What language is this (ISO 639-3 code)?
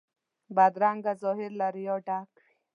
pus